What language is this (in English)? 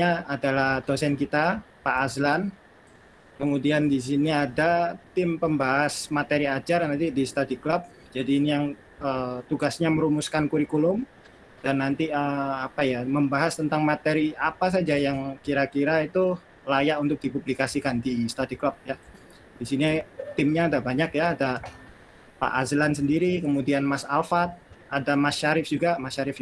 Indonesian